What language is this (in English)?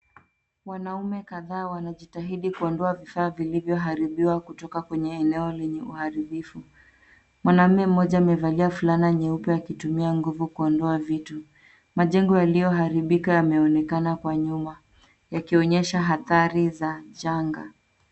Swahili